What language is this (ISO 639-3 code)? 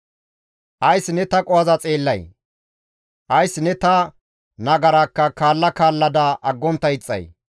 gmv